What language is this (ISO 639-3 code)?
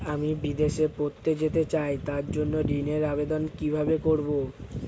ben